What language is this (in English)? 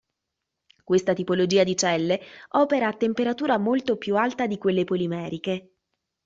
Italian